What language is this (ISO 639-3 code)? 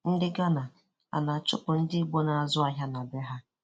ibo